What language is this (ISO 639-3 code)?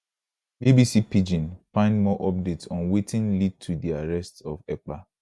pcm